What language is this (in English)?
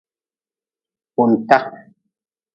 Nawdm